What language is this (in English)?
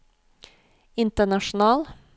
Norwegian